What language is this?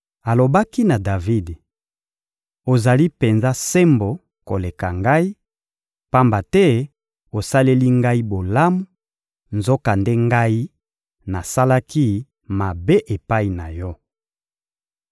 Lingala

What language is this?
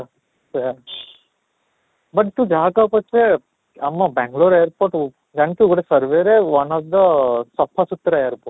Odia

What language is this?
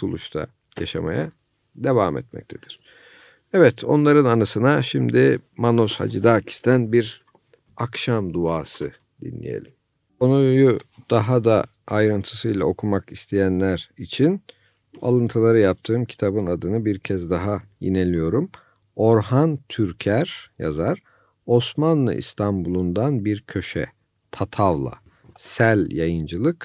Turkish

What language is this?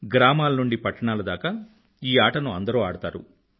Telugu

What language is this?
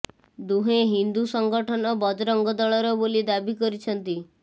Odia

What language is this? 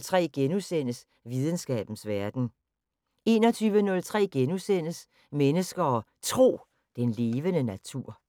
Danish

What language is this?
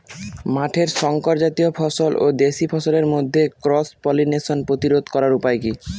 Bangla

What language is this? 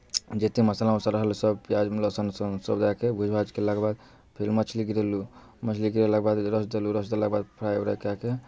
Maithili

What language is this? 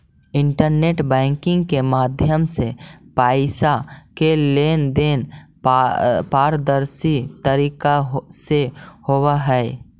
Magahi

